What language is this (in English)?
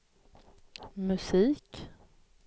Swedish